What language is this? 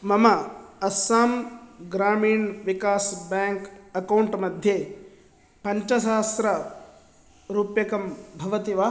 Sanskrit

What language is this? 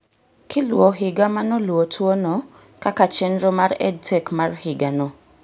Luo (Kenya and Tanzania)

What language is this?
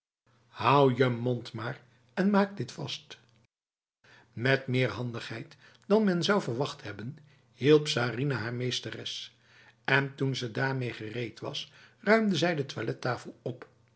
Dutch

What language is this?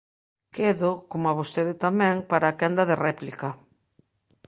Galician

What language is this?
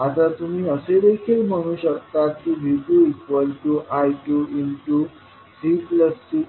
Marathi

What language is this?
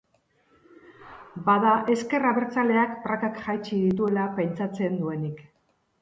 Basque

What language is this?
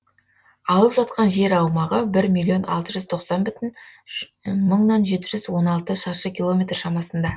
Kazakh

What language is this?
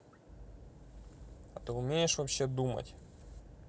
Russian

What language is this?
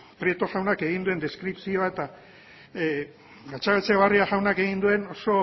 Basque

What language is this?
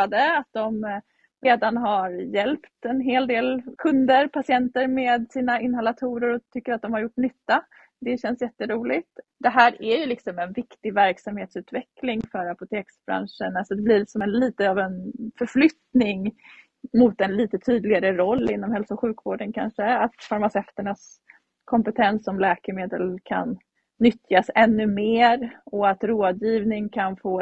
Swedish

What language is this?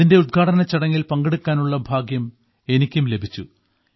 Malayalam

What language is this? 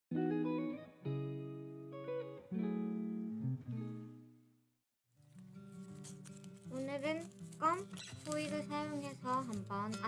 Korean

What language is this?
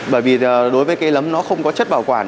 Vietnamese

